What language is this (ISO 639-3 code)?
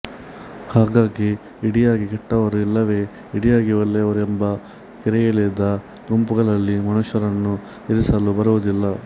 kan